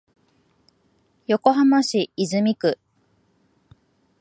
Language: Japanese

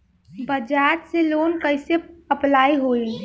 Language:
Bhojpuri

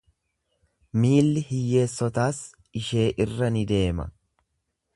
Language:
Oromo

